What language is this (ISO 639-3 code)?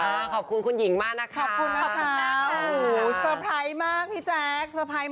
tha